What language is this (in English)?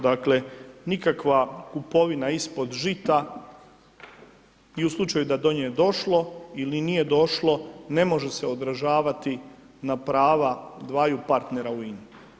Croatian